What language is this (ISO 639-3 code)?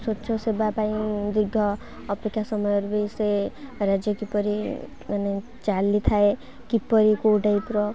ori